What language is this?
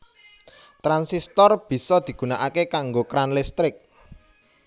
Javanese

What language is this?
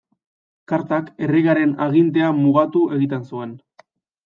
Basque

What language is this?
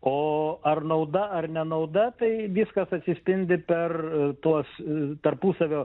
Lithuanian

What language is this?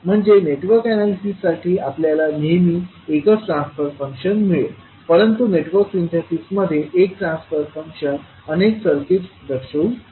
Marathi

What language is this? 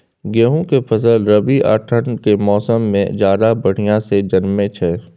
Maithili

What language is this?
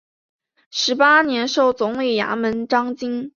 Chinese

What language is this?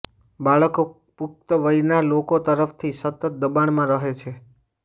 Gujarati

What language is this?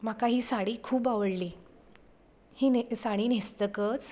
Konkani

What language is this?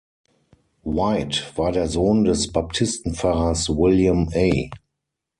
German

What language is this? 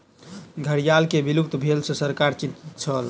Maithili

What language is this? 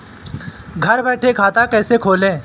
Hindi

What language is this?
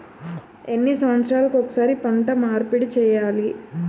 Telugu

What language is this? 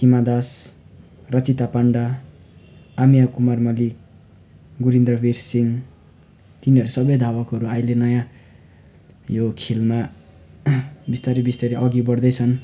Nepali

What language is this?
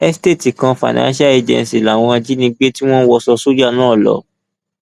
Yoruba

